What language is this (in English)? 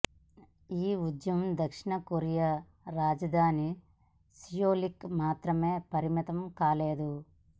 Telugu